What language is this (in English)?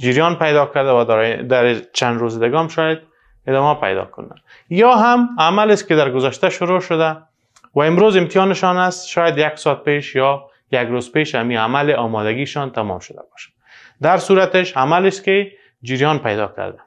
Persian